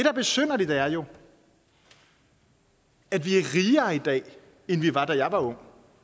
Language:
Danish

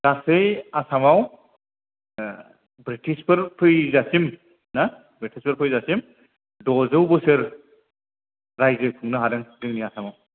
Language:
Bodo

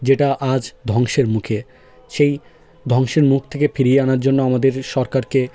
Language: Bangla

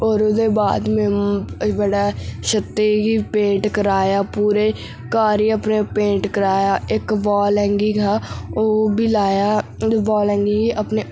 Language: Dogri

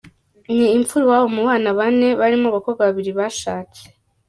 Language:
Kinyarwanda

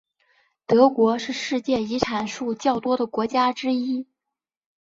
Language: Chinese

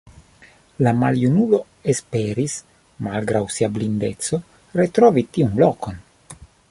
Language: Esperanto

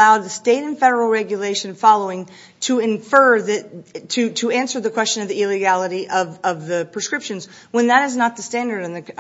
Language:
English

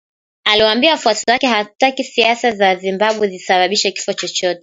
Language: Swahili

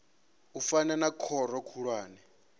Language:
Venda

